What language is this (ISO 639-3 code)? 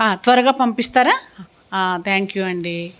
tel